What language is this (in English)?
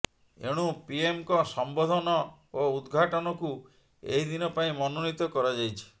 Odia